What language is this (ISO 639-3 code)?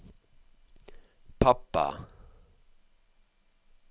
nor